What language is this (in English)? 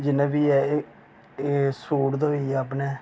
Dogri